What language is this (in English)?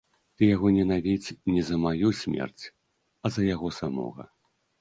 Belarusian